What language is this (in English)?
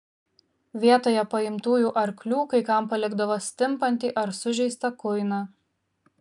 Lithuanian